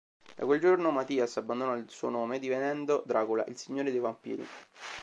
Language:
Italian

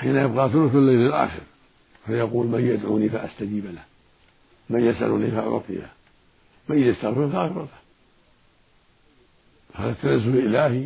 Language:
Arabic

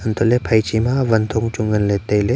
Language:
Wancho Naga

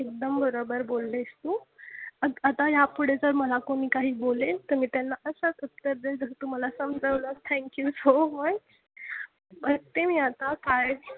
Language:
Marathi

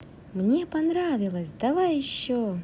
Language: Russian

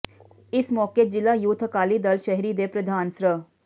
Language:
Punjabi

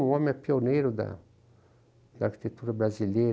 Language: Portuguese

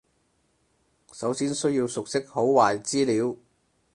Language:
Cantonese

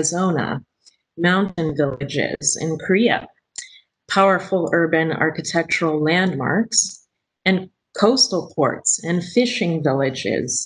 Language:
English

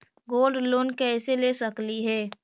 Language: Magahi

